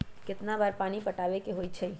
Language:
Magahi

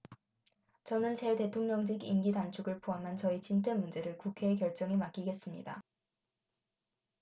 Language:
Korean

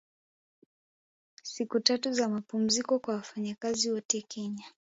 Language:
Swahili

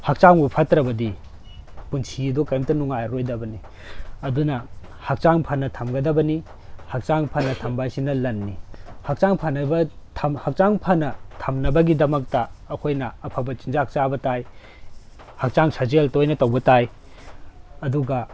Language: Manipuri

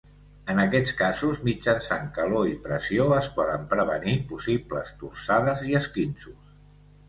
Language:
Catalan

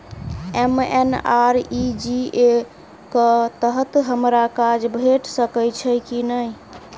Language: Maithili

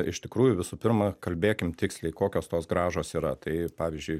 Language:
Lithuanian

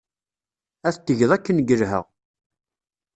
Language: Kabyle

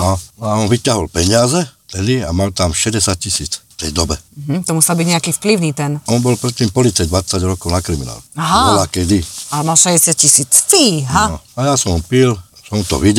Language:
Slovak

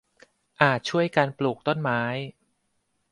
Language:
Thai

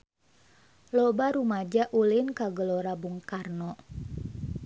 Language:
Sundanese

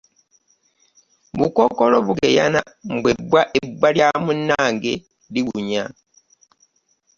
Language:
Ganda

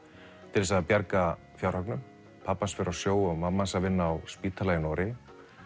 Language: Icelandic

